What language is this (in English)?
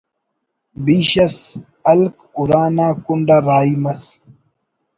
Brahui